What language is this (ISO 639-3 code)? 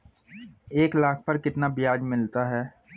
hin